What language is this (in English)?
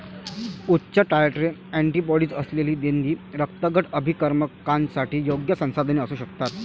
Marathi